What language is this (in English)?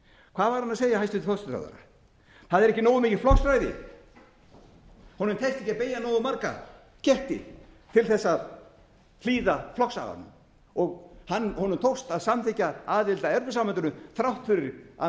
Icelandic